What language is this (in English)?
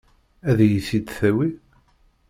Kabyle